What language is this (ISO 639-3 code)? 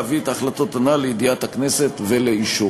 heb